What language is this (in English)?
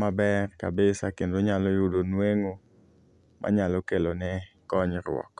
Luo (Kenya and Tanzania)